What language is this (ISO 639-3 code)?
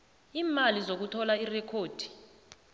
nbl